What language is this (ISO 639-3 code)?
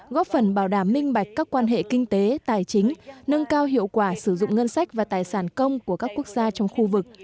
vie